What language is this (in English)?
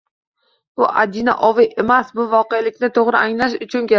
Uzbek